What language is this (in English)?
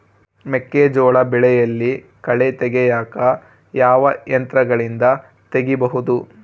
Kannada